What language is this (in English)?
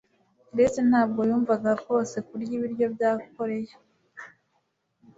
Kinyarwanda